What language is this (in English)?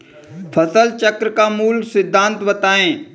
Hindi